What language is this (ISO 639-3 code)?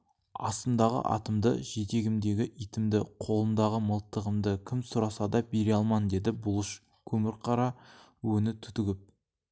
kaz